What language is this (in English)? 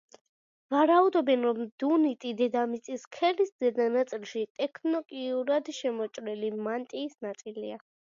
Georgian